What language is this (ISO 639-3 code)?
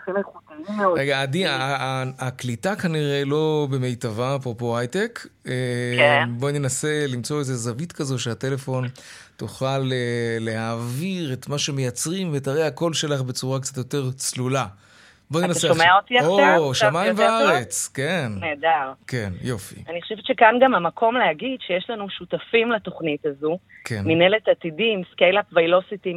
heb